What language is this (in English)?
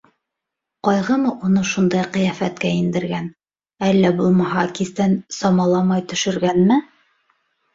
Bashkir